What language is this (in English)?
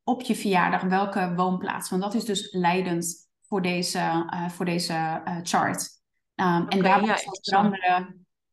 Dutch